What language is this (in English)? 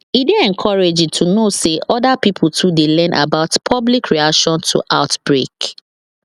Nigerian Pidgin